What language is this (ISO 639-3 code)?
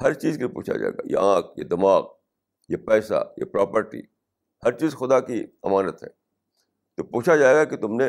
urd